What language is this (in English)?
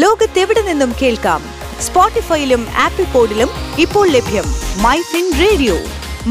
Malayalam